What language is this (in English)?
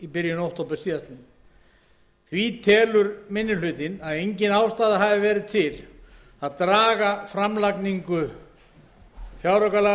Icelandic